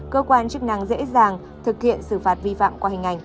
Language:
Vietnamese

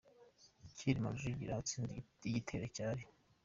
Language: Kinyarwanda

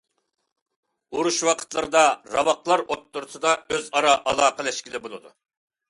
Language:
Uyghur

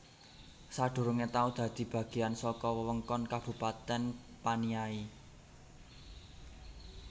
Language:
Javanese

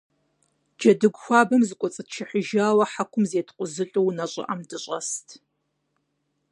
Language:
Kabardian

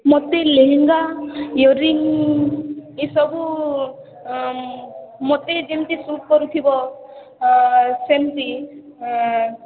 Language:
Odia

